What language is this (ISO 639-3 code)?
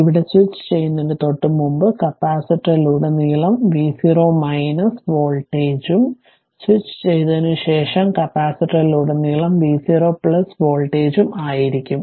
mal